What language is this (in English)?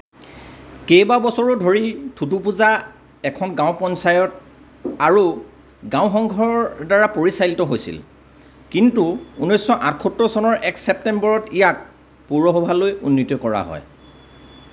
Assamese